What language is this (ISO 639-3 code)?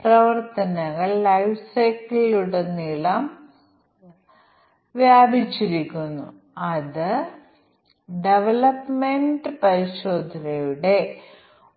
mal